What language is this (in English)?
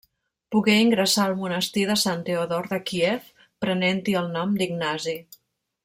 Catalan